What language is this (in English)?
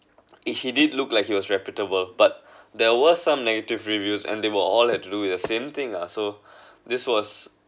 English